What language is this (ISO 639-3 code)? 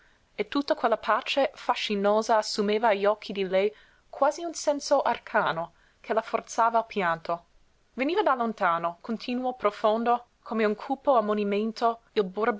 ita